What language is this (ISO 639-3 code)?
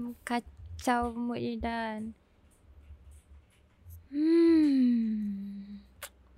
msa